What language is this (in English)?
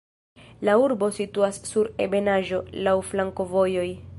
Esperanto